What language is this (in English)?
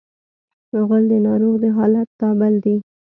Pashto